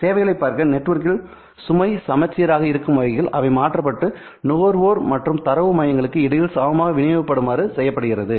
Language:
Tamil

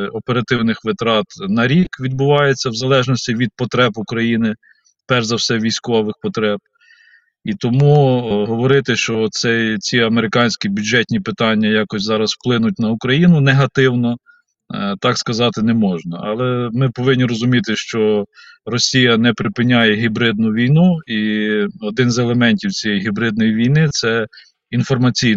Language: Ukrainian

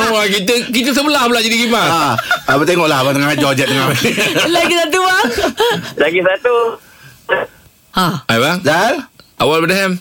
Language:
Malay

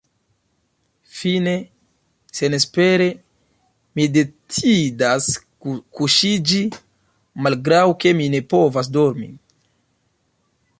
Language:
Esperanto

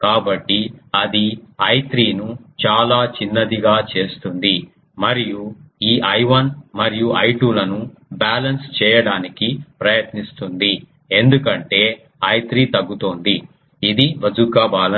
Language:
Telugu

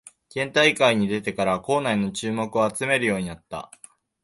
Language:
Japanese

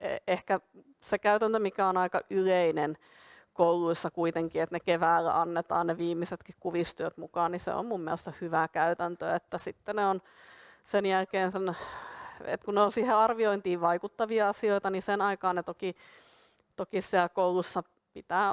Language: Finnish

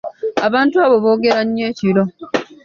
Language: Ganda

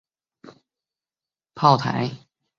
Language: Chinese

